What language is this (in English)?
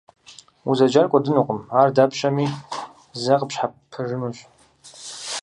Kabardian